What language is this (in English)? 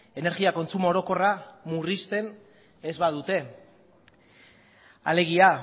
Basque